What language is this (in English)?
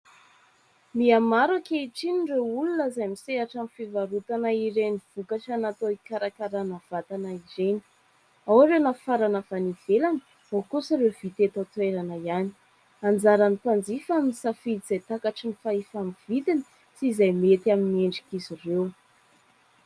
Malagasy